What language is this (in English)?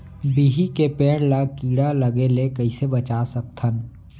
Chhattisgarhi